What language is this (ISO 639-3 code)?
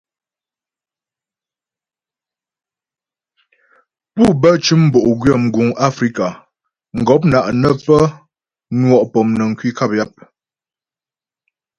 bbj